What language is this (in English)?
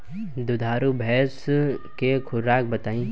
Bhojpuri